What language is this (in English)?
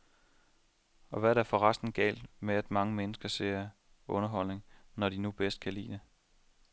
Danish